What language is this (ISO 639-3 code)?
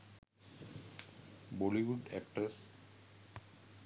sin